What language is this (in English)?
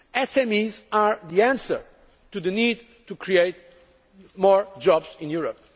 English